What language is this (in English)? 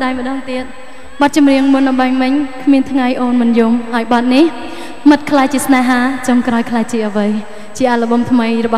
Thai